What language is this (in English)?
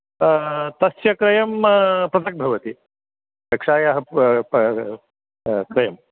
Sanskrit